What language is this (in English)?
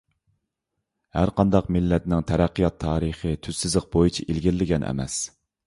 Uyghur